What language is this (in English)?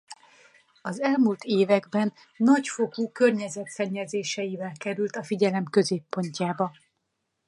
Hungarian